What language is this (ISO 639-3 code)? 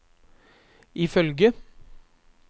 nor